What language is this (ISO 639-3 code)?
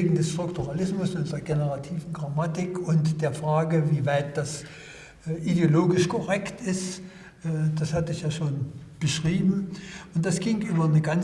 deu